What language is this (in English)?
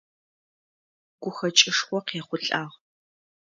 Adyghe